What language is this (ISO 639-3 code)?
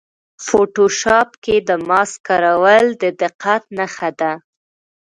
pus